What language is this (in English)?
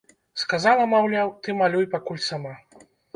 Belarusian